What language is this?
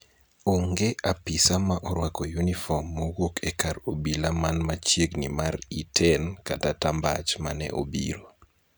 Luo (Kenya and Tanzania)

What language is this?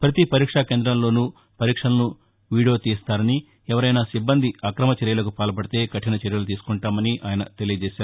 Telugu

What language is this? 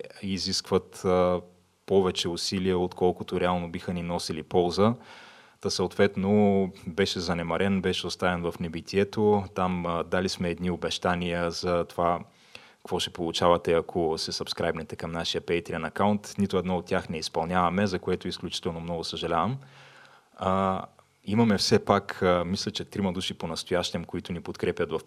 Bulgarian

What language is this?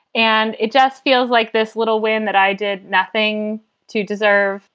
English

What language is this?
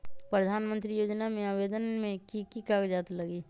Magahi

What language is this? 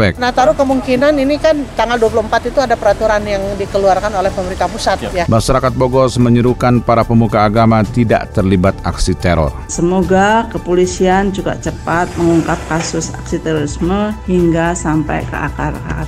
Indonesian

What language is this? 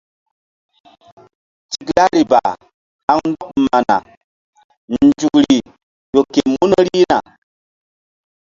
Mbum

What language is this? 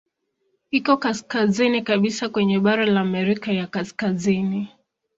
Swahili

